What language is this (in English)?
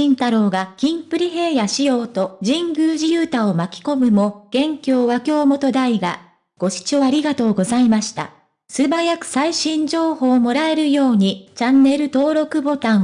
Japanese